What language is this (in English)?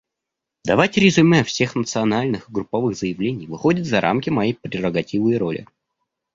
Russian